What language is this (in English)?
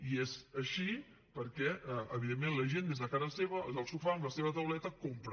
Catalan